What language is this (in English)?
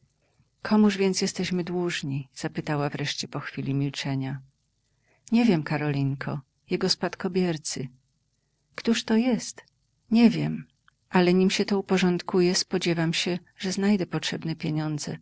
Polish